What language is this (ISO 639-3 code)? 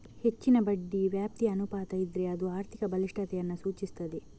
kan